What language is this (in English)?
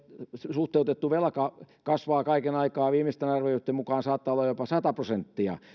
Finnish